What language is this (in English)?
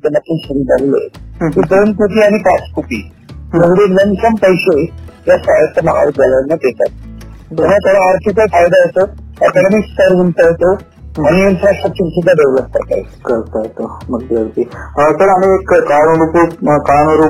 Marathi